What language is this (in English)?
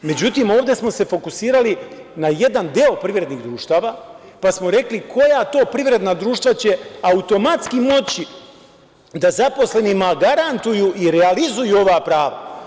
Serbian